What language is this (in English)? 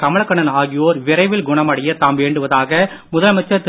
Tamil